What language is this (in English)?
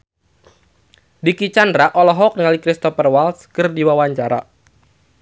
Sundanese